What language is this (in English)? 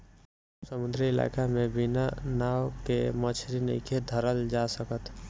Bhojpuri